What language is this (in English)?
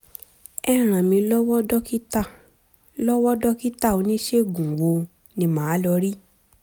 Yoruba